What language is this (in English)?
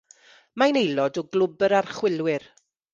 Welsh